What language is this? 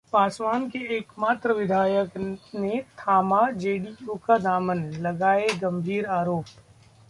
Hindi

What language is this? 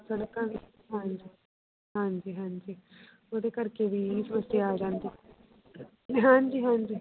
Punjabi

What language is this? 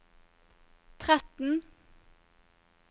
Norwegian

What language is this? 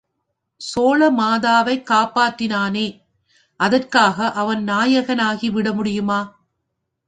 Tamil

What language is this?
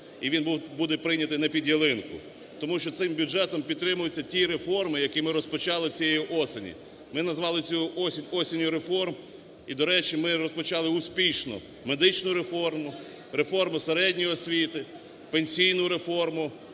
Ukrainian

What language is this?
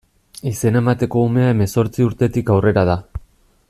Basque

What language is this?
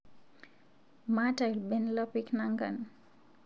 Masai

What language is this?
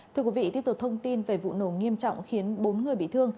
Vietnamese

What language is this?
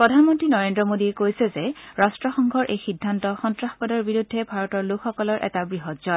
Assamese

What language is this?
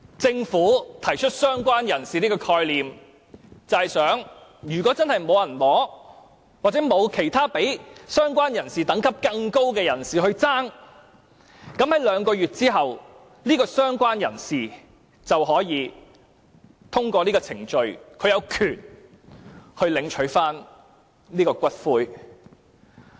Cantonese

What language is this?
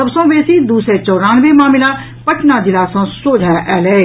Maithili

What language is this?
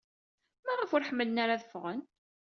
Kabyle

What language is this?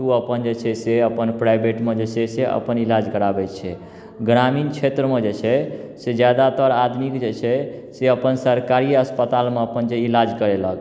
Maithili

